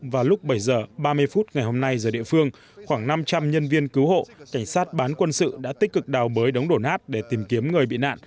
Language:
Vietnamese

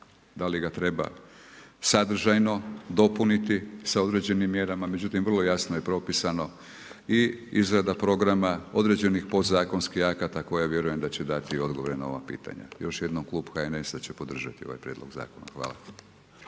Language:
Croatian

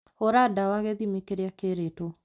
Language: Kikuyu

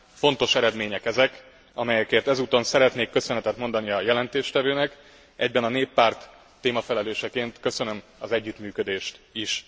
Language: Hungarian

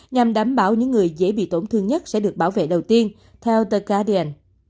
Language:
Vietnamese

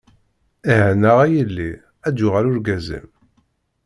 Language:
Kabyle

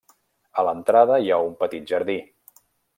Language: Catalan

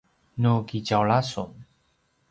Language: Paiwan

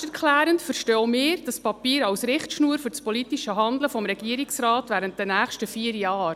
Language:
Swiss German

